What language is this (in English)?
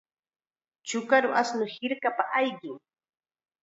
Chiquián Ancash Quechua